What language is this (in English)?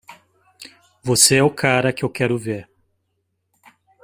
Portuguese